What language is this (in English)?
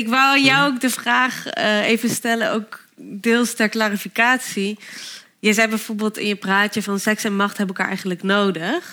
Dutch